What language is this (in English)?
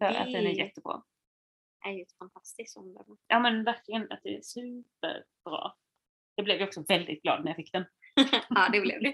Swedish